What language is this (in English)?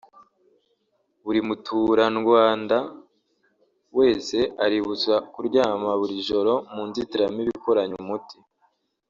Kinyarwanda